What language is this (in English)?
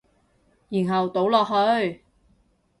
Cantonese